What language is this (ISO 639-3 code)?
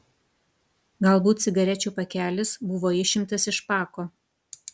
lit